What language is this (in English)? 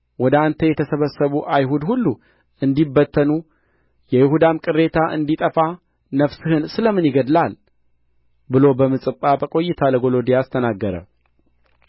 Amharic